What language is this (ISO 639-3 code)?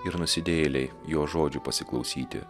lit